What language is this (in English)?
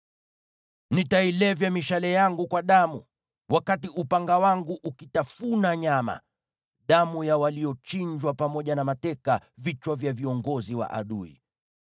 Swahili